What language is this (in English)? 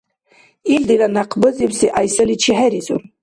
Dargwa